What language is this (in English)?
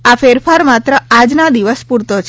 Gujarati